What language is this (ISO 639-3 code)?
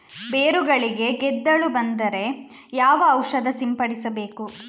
kan